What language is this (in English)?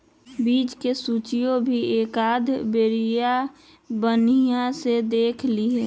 Magahi